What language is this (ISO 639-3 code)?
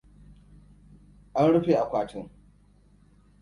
hau